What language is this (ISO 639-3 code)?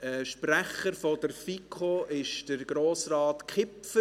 gsw